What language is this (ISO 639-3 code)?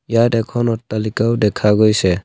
asm